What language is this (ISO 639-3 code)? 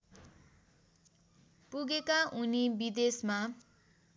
nep